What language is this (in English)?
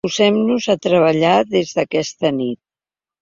Catalan